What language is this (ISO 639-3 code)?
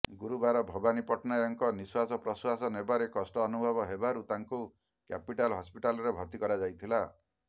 ori